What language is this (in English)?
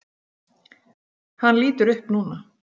Icelandic